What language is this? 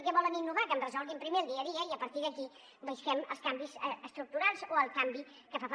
Catalan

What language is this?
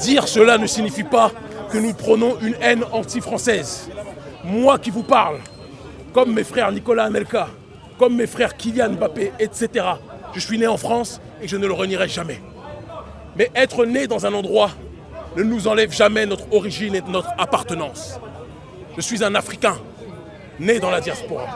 French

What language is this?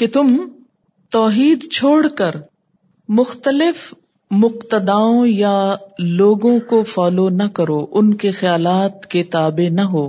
Urdu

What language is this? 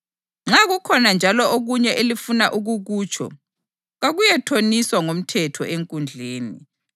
North Ndebele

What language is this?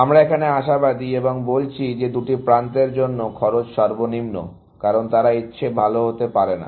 Bangla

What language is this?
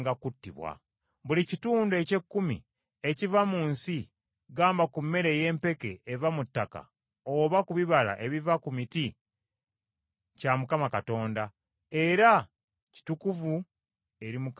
Ganda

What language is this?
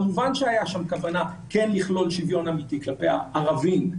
Hebrew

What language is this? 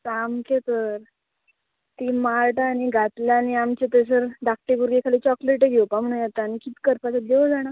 Konkani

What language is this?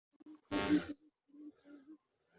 Bangla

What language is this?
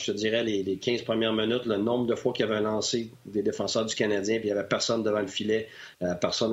French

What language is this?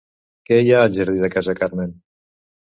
Catalan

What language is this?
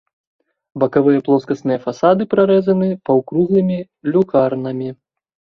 Belarusian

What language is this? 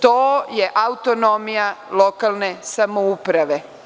Serbian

